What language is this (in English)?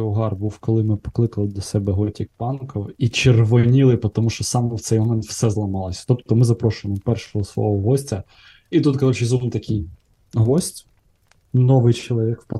Ukrainian